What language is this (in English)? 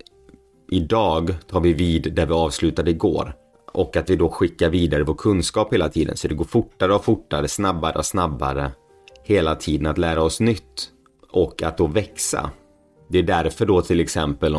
Swedish